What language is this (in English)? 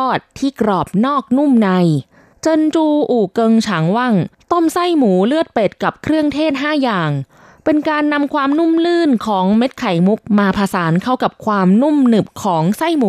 Thai